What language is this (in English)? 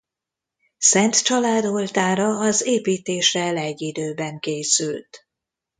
Hungarian